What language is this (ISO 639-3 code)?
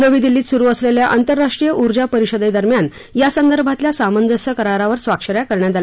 mar